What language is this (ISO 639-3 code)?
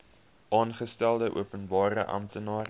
afr